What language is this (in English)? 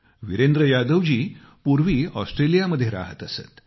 Marathi